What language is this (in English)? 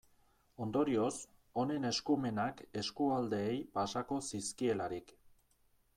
Basque